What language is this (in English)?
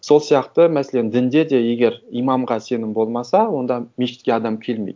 Kazakh